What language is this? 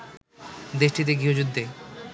Bangla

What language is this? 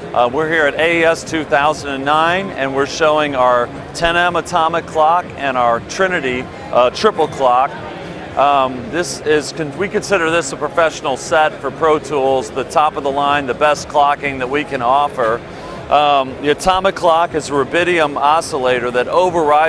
English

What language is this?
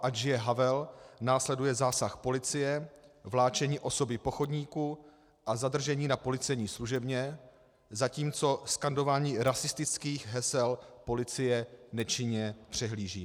Czech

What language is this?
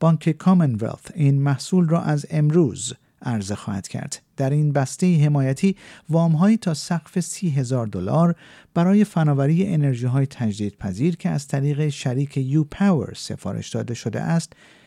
Persian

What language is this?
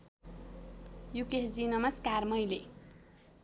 Nepali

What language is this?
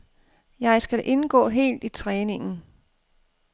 Danish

